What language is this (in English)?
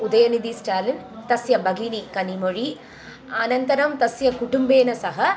Sanskrit